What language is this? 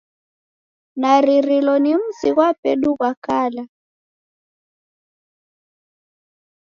Taita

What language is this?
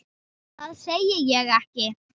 Icelandic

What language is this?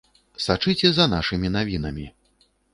Belarusian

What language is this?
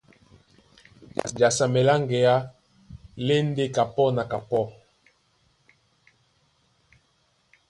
Duala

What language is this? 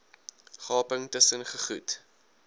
Afrikaans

